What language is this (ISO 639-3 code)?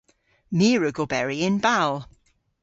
cor